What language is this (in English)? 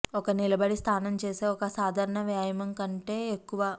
Telugu